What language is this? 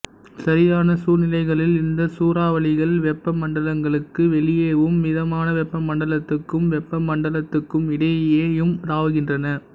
Tamil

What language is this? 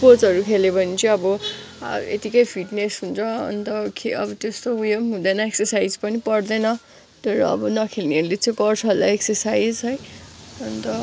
Nepali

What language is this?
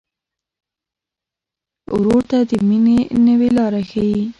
Pashto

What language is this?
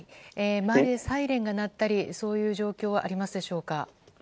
Japanese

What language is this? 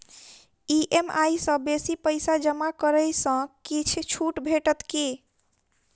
Maithili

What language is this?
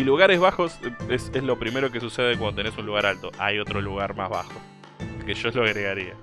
Spanish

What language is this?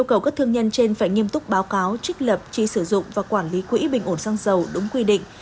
Vietnamese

